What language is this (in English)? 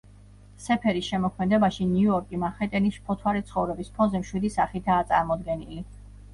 Georgian